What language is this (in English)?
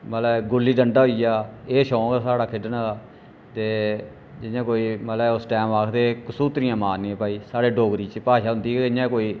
Dogri